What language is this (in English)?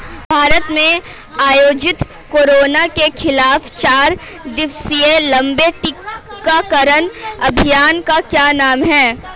Hindi